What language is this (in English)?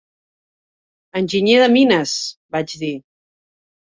Catalan